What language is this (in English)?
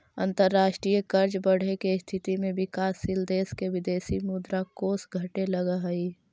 Magahi